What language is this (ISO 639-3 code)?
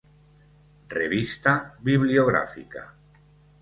spa